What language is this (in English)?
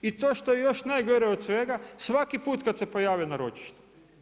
Croatian